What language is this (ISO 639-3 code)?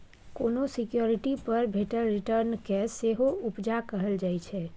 mai